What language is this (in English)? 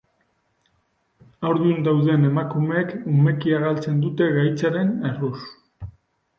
Basque